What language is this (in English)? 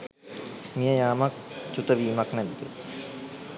Sinhala